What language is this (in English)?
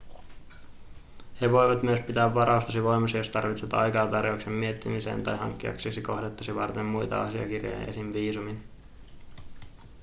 Finnish